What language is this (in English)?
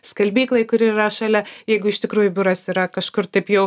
Lithuanian